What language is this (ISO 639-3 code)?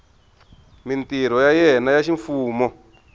tso